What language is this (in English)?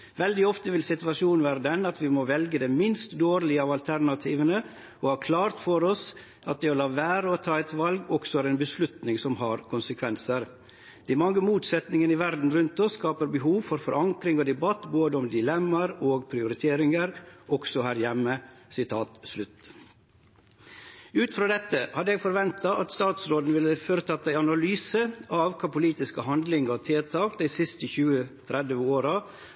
Norwegian Nynorsk